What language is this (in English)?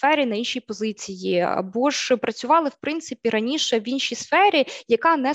Ukrainian